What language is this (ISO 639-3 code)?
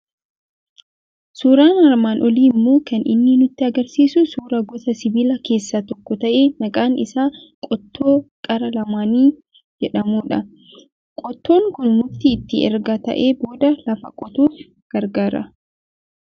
orm